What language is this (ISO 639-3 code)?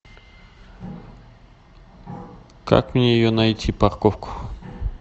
rus